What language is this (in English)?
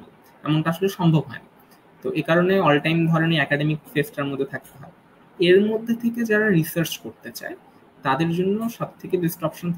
Bangla